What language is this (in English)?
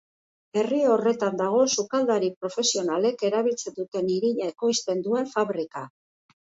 Basque